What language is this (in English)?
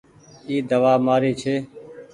Goaria